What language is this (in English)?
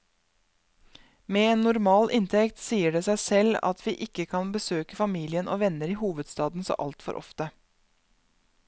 Norwegian